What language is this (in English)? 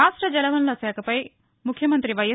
Telugu